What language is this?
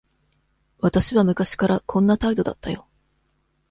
Japanese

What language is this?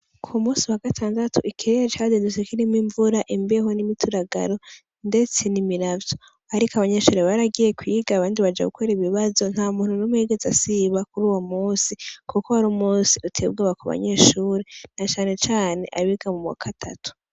Rundi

